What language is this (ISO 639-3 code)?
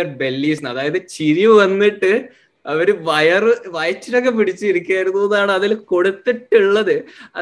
mal